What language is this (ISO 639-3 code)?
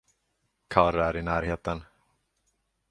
swe